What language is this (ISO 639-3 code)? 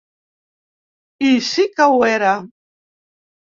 cat